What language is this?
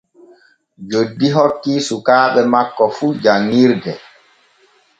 Borgu Fulfulde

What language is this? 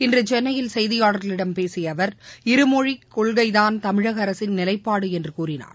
Tamil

